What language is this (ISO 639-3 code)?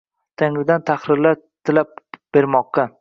uzb